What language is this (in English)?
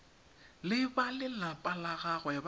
Tswana